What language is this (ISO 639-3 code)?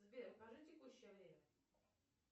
rus